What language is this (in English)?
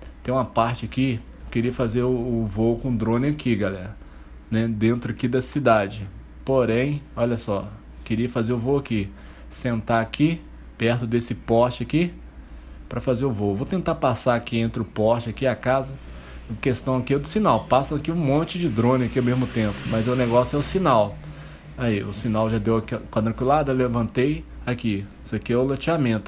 Portuguese